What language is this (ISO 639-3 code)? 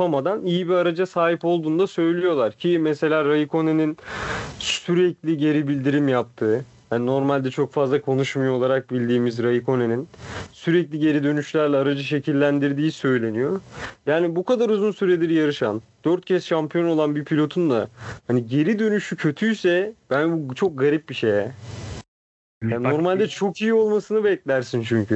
tur